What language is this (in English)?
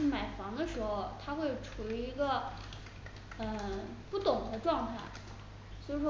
Chinese